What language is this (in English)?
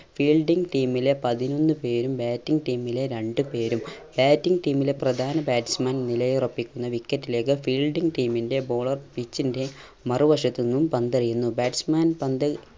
Malayalam